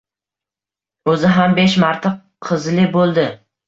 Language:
Uzbek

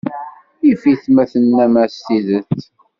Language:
Kabyle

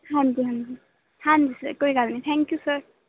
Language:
Punjabi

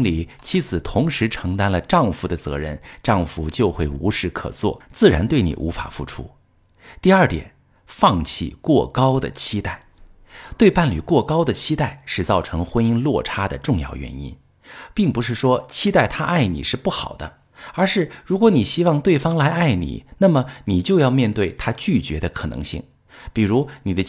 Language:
Chinese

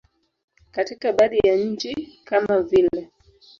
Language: Swahili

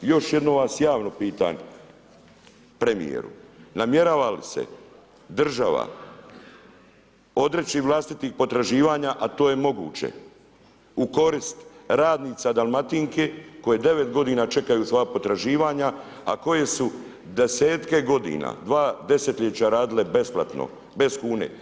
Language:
Croatian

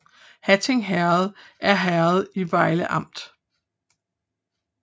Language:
Danish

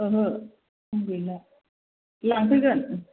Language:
Bodo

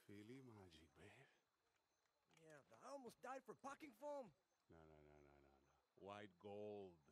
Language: Turkish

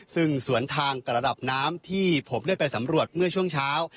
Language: Thai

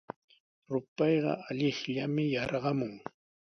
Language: Sihuas Ancash Quechua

